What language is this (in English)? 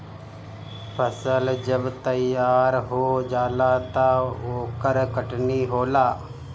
Bhojpuri